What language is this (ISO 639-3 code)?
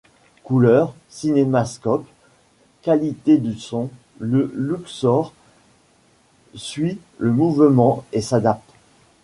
fra